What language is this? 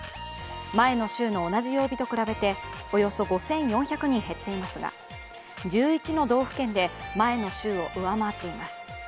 Japanese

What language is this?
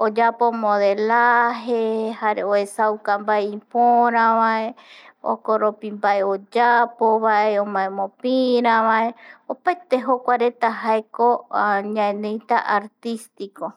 Eastern Bolivian Guaraní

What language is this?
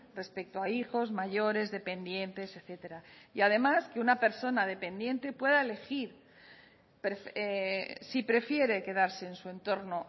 Spanish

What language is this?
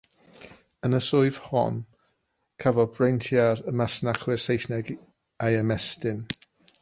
Welsh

